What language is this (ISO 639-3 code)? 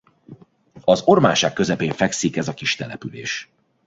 hun